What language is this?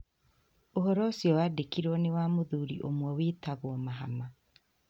Kikuyu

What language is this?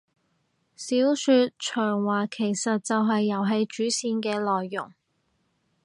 Cantonese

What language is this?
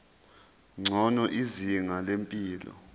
Zulu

